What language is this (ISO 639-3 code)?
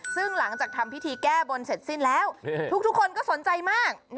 tha